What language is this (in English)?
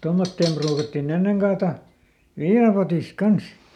Finnish